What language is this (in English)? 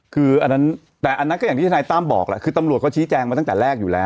Thai